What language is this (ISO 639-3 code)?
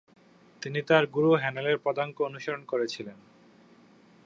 ben